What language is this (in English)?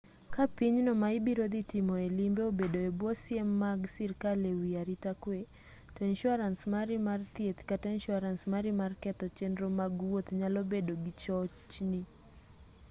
Luo (Kenya and Tanzania)